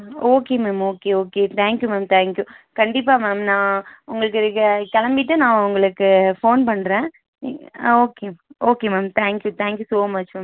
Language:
Tamil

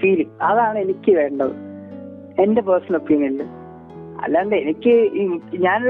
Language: Malayalam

